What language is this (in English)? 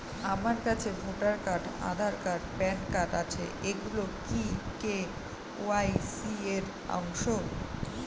Bangla